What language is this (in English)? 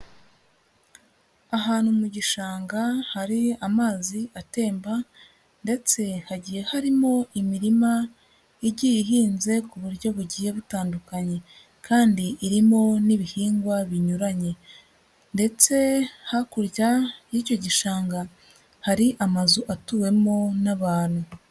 Kinyarwanda